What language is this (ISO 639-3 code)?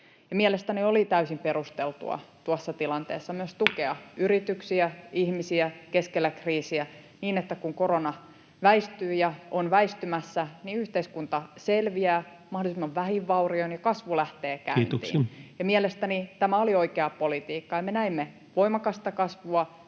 fin